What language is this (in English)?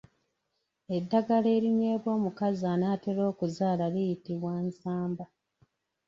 Ganda